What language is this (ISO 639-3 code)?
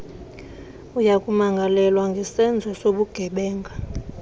xho